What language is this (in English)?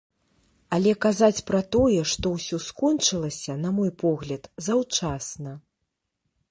Belarusian